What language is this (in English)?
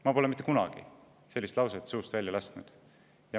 Estonian